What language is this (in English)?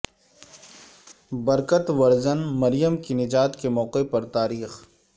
Urdu